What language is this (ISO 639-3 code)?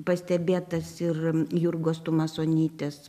lit